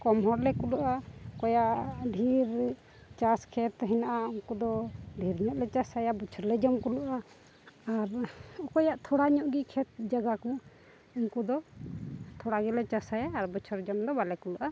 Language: Santali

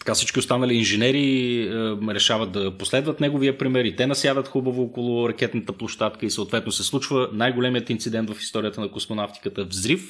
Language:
Bulgarian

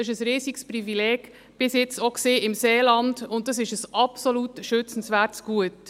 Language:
Swiss German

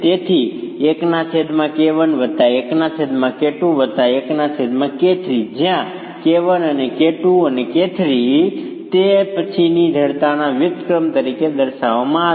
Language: Gujarati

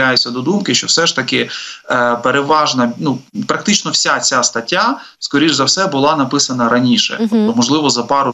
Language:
Ukrainian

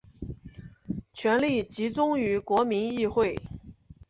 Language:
Chinese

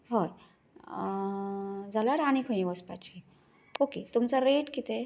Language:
Konkani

